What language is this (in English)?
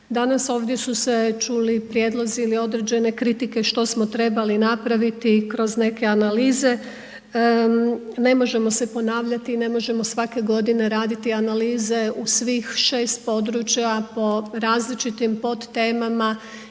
Croatian